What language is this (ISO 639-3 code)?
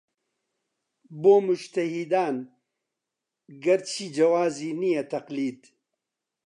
ckb